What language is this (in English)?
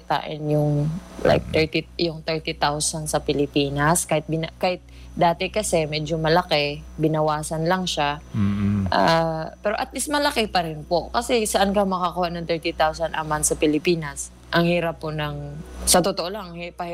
Filipino